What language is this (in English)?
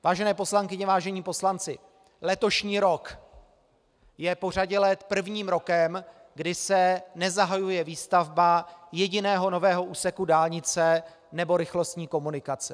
Czech